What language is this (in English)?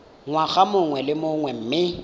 Tswana